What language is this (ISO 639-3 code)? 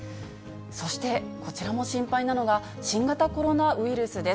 jpn